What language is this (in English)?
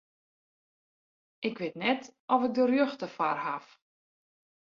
Western Frisian